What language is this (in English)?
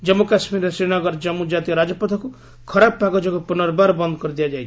Odia